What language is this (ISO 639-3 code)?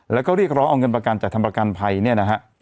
tha